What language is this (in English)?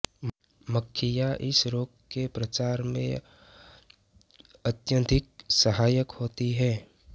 Hindi